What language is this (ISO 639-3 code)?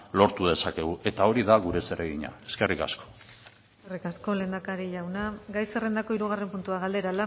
eus